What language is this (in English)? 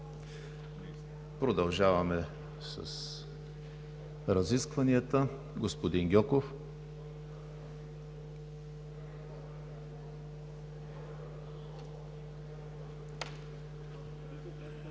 Bulgarian